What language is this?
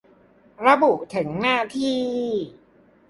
Thai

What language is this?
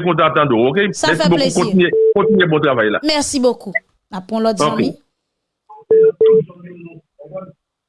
French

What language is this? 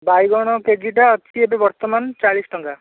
Odia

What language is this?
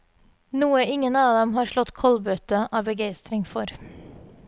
Norwegian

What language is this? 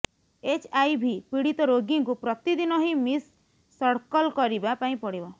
Odia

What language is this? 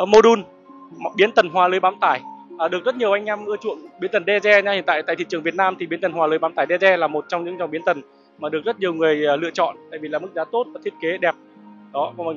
Vietnamese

